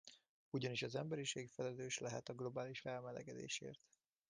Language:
Hungarian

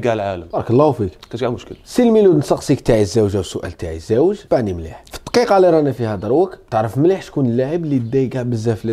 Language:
Arabic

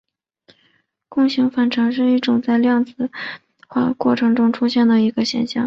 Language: Chinese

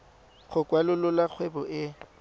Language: Tswana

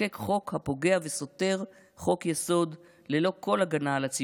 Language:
Hebrew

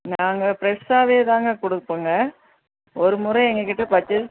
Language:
Tamil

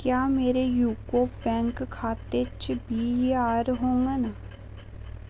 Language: Dogri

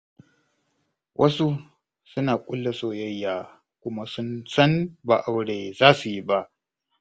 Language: Hausa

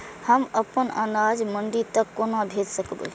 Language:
Maithili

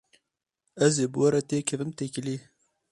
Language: Kurdish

